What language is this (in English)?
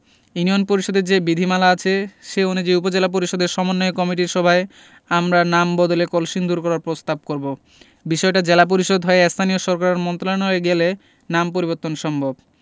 Bangla